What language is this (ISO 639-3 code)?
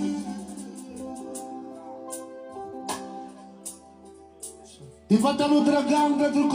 ron